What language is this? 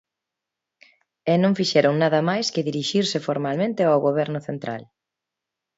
Galician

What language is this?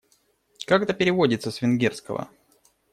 Russian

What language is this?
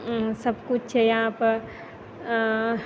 Maithili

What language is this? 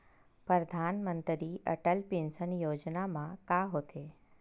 Chhattisgarhi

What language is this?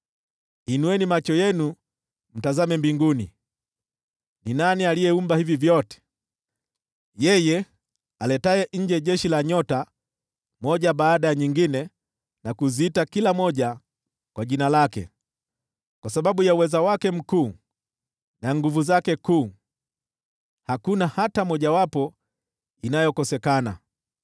Swahili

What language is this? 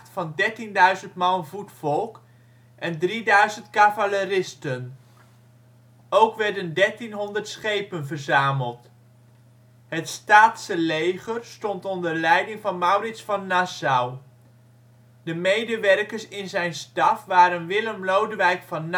Dutch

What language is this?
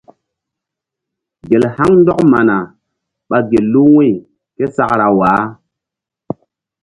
Mbum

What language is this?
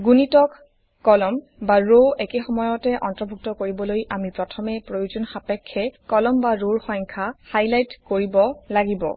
Assamese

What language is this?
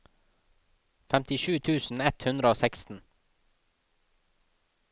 Norwegian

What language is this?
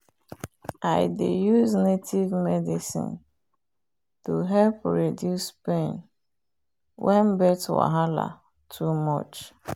Nigerian Pidgin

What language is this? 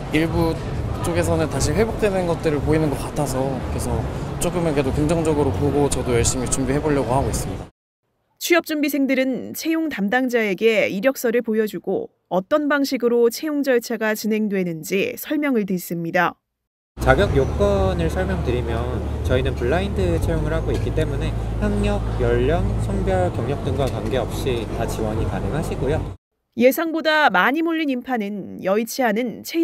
Korean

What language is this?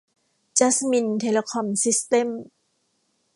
Thai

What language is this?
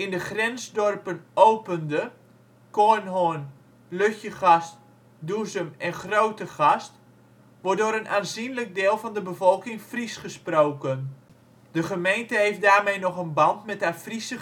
Dutch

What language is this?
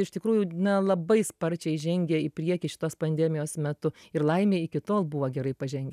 Lithuanian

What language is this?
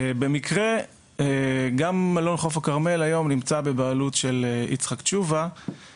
Hebrew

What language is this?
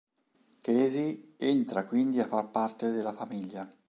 Italian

